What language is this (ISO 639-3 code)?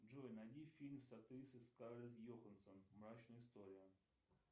rus